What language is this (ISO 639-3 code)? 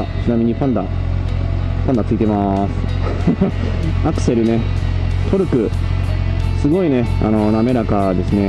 jpn